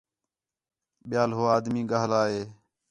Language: Khetrani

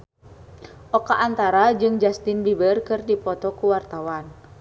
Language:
Sundanese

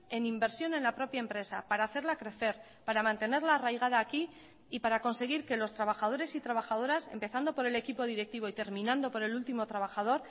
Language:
Spanish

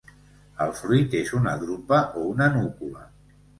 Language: Catalan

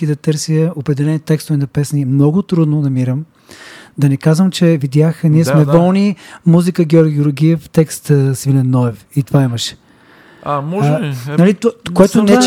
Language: Bulgarian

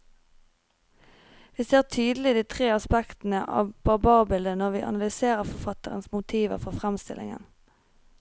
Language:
Norwegian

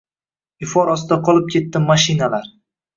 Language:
Uzbek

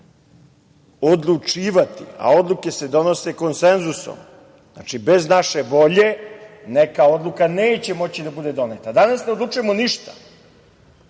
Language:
Serbian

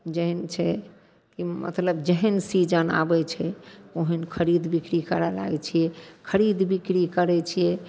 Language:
Maithili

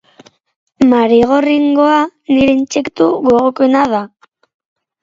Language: Basque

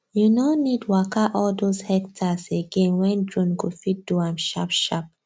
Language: Nigerian Pidgin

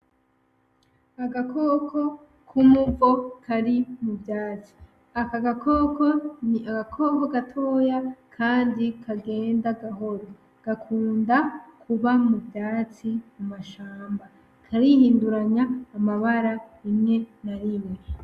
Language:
Rundi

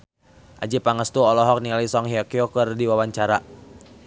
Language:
Sundanese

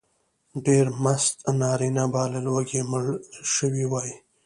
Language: Pashto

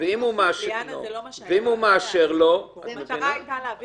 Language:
Hebrew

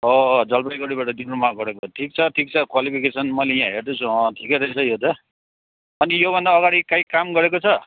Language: Nepali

